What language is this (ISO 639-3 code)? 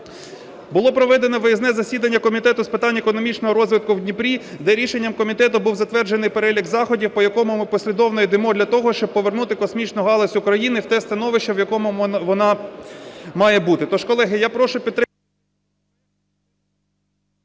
ukr